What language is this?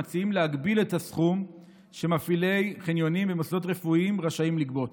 Hebrew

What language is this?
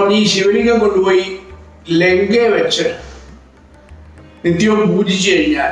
English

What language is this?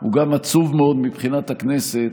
Hebrew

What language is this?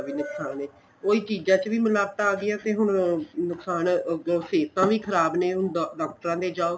Punjabi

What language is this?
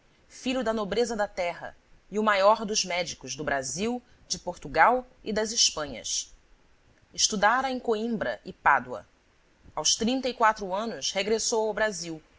Portuguese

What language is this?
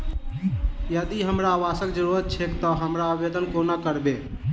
Maithili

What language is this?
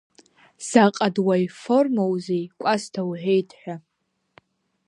Abkhazian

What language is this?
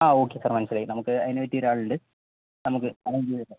Malayalam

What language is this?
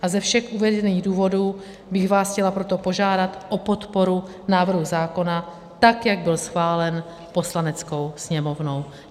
Czech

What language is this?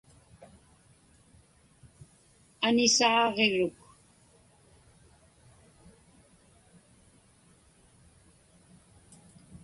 Inupiaq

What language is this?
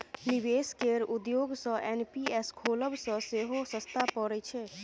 Maithili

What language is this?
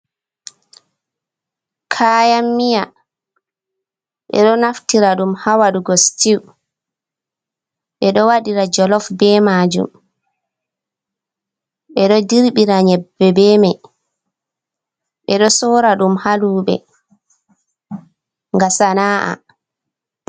Fula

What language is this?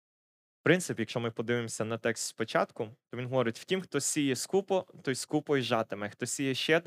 Ukrainian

